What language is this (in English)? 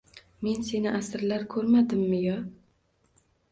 Uzbek